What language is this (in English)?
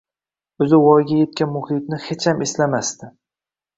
Uzbek